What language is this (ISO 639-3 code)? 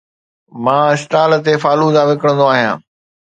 snd